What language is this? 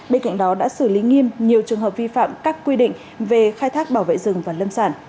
Vietnamese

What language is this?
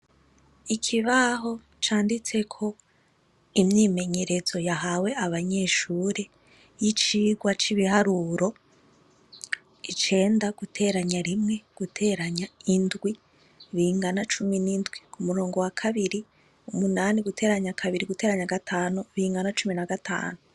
Rundi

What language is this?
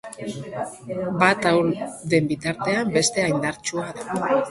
Basque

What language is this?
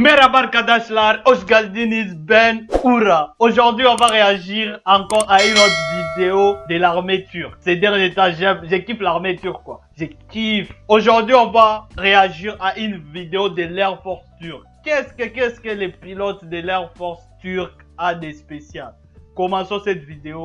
French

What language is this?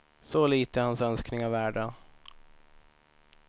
Swedish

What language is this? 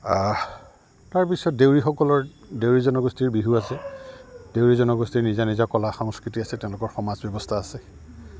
Assamese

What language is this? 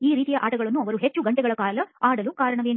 Kannada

